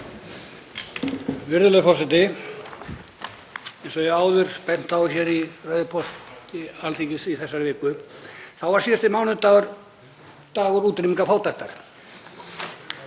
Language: Icelandic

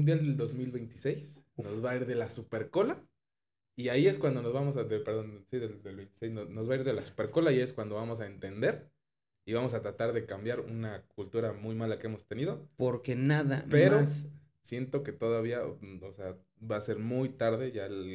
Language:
Spanish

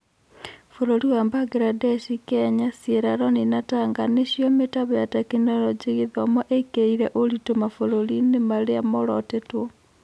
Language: Kikuyu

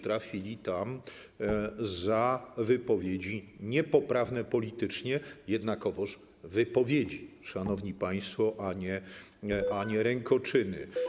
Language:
Polish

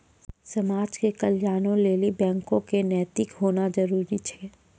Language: Maithili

